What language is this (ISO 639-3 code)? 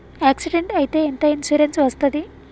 tel